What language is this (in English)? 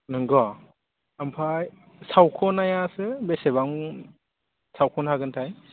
Bodo